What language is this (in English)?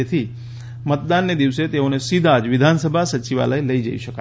Gujarati